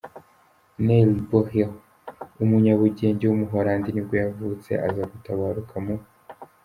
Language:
Kinyarwanda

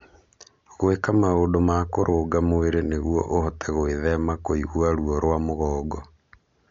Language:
Kikuyu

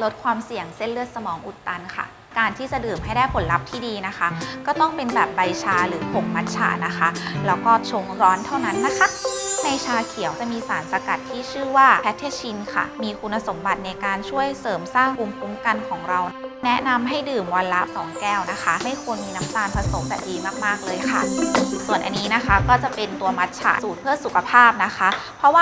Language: Thai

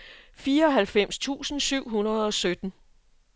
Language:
Danish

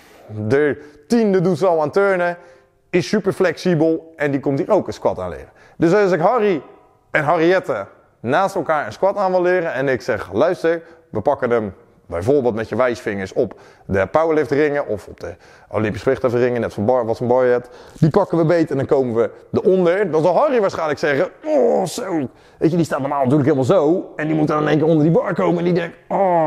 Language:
Dutch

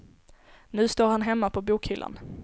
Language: Swedish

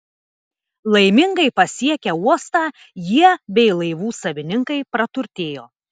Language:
Lithuanian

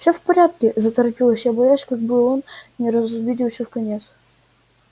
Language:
Russian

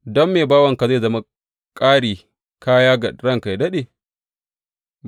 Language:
Hausa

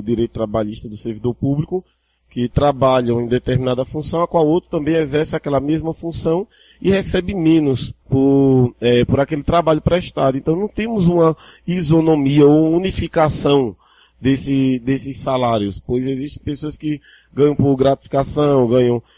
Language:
Portuguese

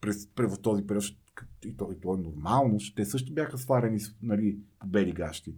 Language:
Bulgarian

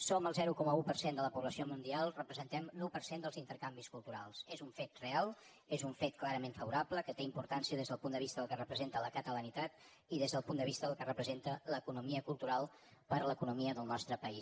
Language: Catalan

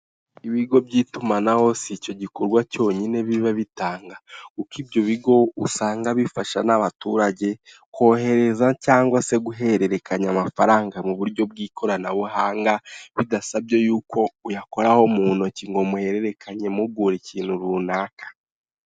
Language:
Kinyarwanda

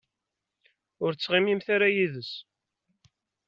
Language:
Kabyle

